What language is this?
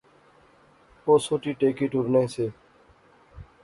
Pahari-Potwari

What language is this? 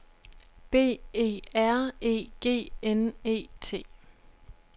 Danish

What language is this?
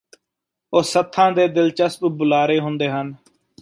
Punjabi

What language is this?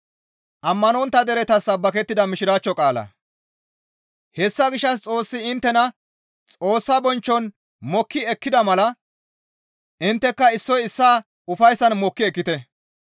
Gamo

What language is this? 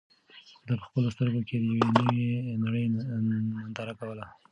Pashto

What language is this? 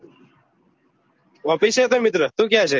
Gujarati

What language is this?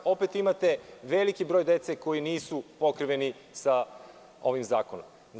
Serbian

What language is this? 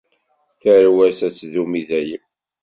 Kabyle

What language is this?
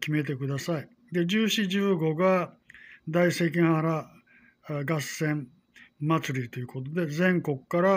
Japanese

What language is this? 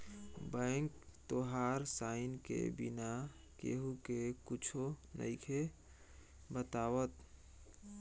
Bhojpuri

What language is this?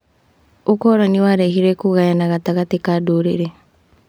Kikuyu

